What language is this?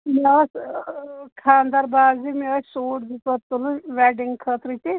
Kashmiri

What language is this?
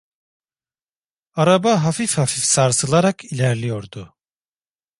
Turkish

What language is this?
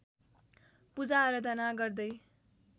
Nepali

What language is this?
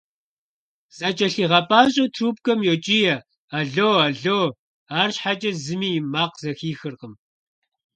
Kabardian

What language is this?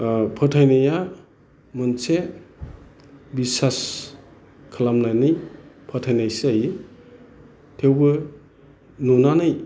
Bodo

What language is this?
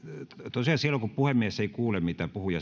Finnish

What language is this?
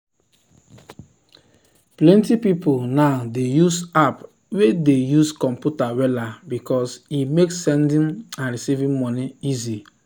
Nigerian Pidgin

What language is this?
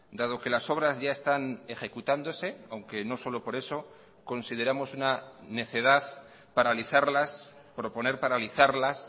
Spanish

